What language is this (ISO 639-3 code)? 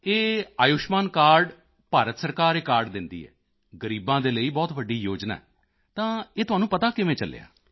pan